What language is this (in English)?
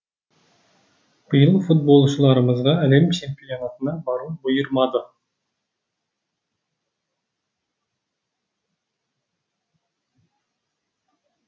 Kazakh